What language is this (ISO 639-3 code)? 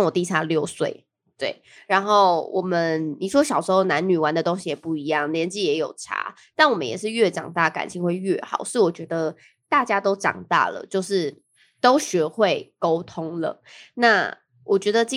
zho